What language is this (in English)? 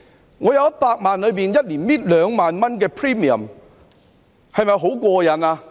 Cantonese